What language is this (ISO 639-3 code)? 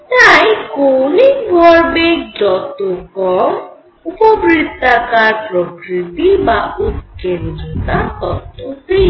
ben